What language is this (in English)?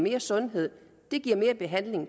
Danish